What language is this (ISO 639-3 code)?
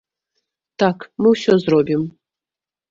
bel